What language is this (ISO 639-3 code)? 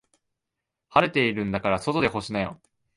jpn